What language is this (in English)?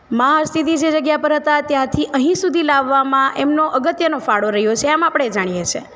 Gujarati